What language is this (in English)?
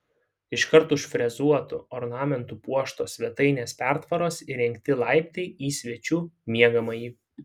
Lithuanian